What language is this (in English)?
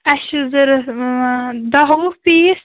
Kashmiri